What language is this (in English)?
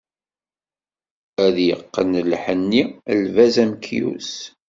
Kabyle